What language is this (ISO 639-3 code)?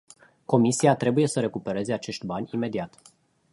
ron